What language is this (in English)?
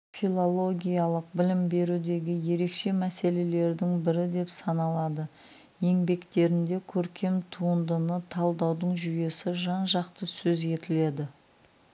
Kazakh